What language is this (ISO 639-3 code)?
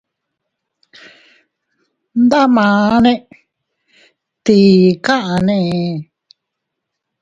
cut